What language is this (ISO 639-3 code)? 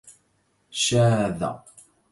ara